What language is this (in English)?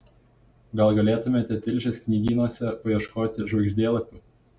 Lithuanian